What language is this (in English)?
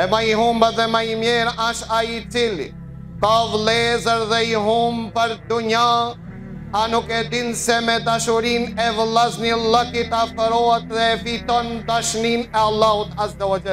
Romanian